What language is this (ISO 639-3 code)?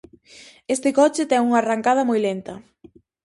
glg